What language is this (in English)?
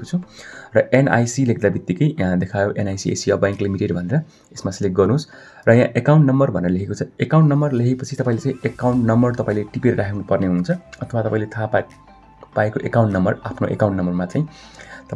Nepali